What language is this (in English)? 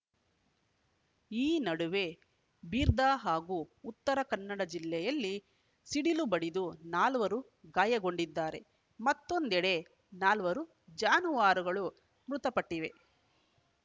Kannada